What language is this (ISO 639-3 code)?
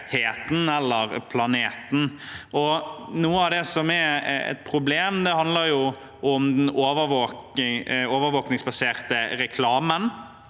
nor